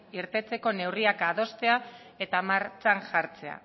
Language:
Basque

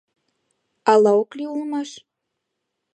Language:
Mari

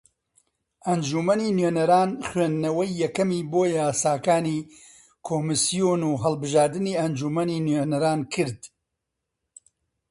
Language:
Central Kurdish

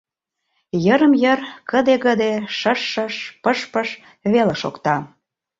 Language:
Mari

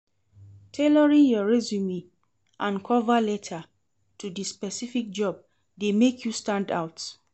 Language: Nigerian Pidgin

